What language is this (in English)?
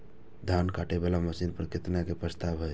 Maithili